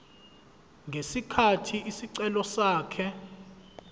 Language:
Zulu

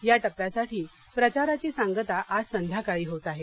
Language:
Marathi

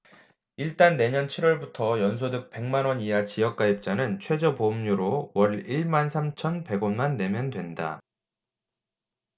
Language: Korean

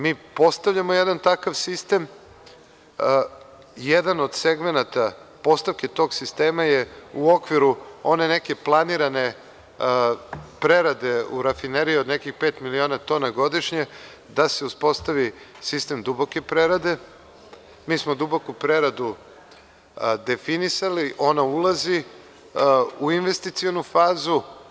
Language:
Serbian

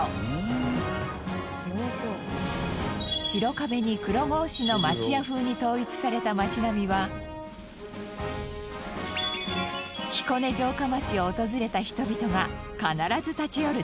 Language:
Japanese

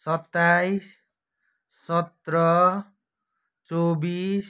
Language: Nepali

